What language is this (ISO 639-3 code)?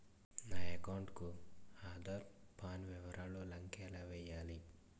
tel